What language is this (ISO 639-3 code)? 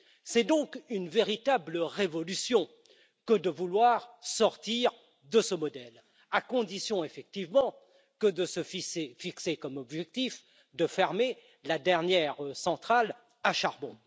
fra